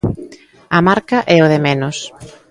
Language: Galician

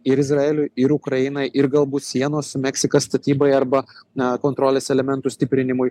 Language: Lithuanian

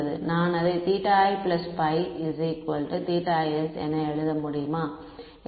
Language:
Tamil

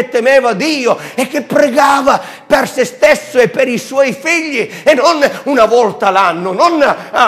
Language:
Italian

